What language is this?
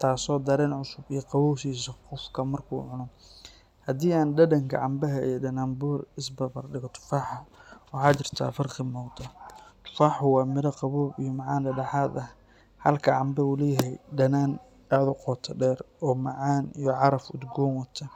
Somali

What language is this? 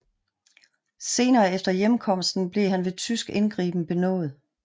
Danish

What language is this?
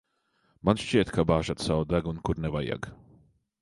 Latvian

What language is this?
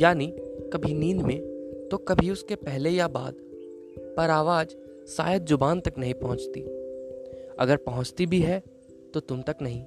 Hindi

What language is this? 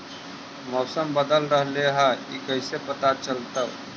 Magahi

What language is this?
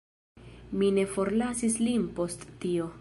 Esperanto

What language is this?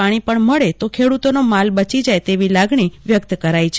Gujarati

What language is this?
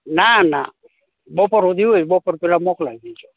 Gujarati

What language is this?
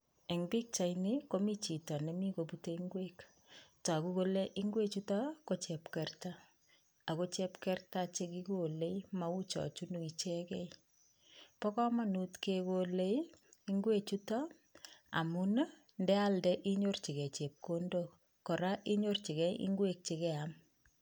Kalenjin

